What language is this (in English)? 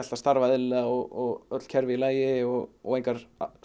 Icelandic